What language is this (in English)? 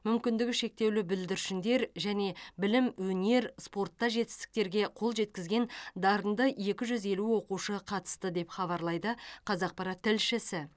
Kazakh